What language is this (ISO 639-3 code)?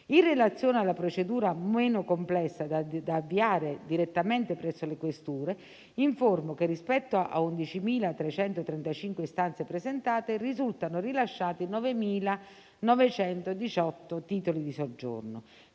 ita